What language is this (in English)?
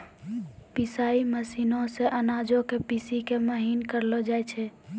Maithili